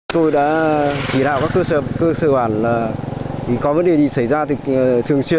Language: Vietnamese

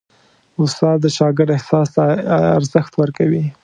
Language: Pashto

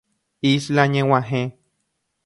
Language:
Guarani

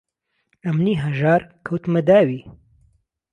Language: Central Kurdish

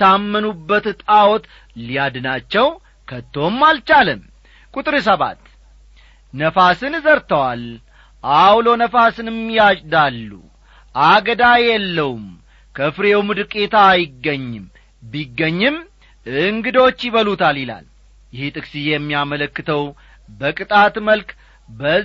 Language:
Amharic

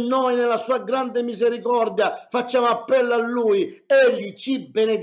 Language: Italian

